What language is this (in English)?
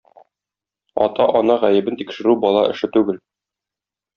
Tatar